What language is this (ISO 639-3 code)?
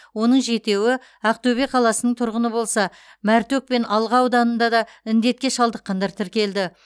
kaz